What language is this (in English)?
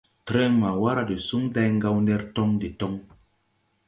Tupuri